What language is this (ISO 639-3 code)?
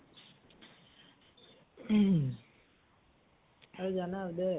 asm